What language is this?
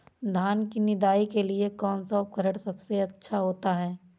Hindi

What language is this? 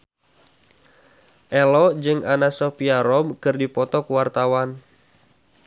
Sundanese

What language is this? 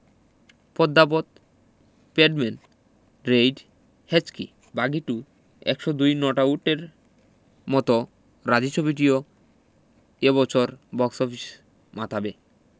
Bangla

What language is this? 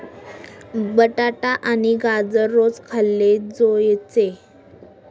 Marathi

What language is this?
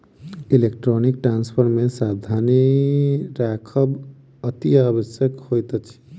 Maithili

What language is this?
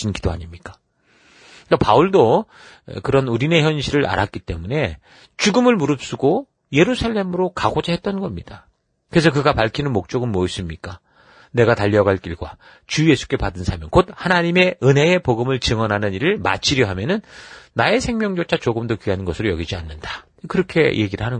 Korean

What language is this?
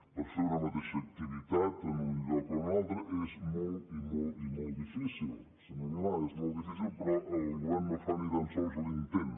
Catalan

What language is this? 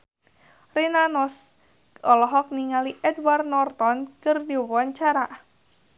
Sundanese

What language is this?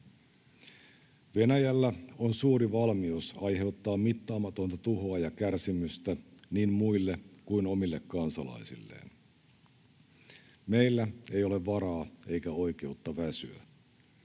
Finnish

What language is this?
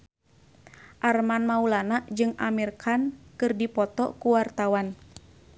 Sundanese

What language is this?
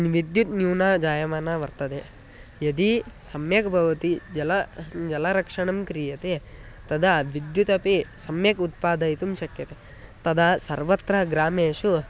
Sanskrit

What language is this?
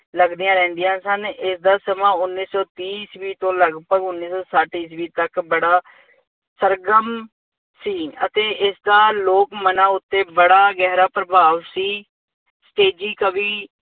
Punjabi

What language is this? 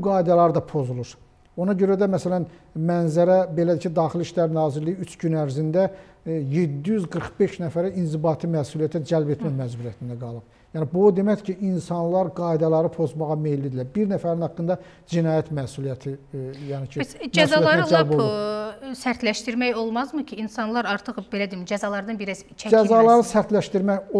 Turkish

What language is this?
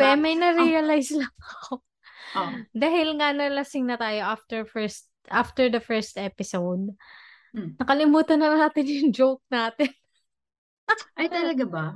Filipino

